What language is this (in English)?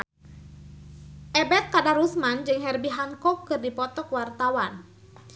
Sundanese